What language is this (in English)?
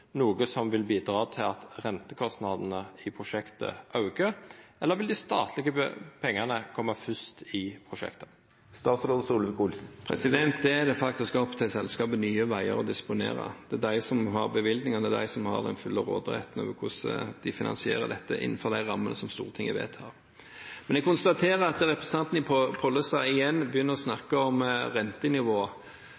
Norwegian